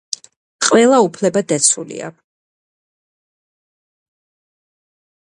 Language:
Georgian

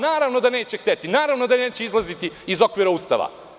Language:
Serbian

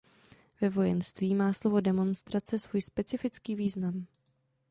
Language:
Czech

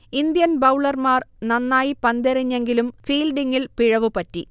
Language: Malayalam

